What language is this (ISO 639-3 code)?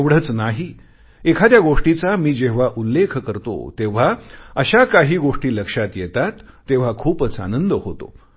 mar